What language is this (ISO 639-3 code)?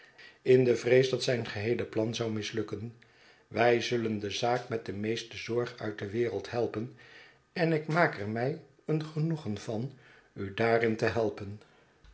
nld